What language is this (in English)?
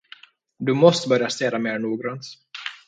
Swedish